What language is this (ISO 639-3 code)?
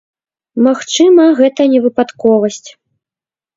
bel